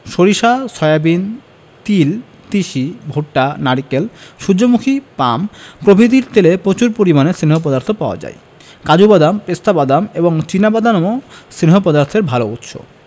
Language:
Bangla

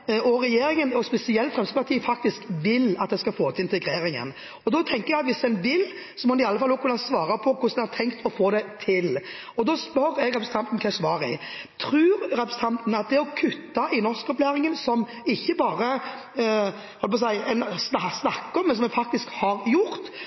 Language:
Norwegian Bokmål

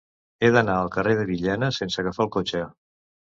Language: Catalan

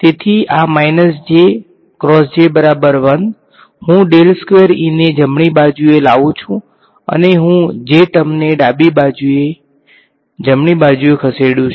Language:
Gujarati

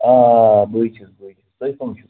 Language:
Kashmiri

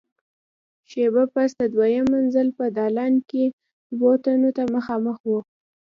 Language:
Pashto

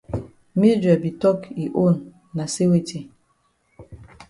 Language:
Cameroon Pidgin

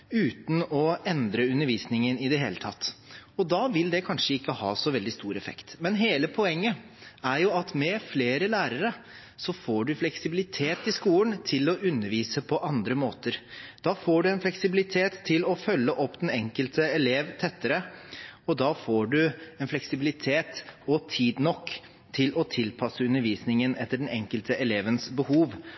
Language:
Norwegian Bokmål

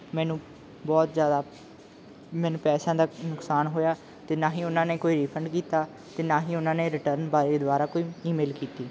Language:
Punjabi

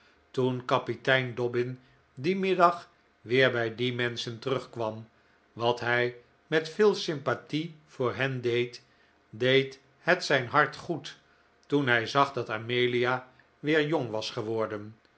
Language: Dutch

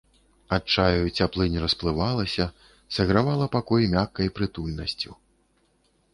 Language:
Belarusian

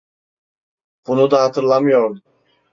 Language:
Turkish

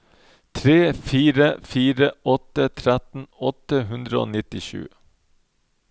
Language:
Norwegian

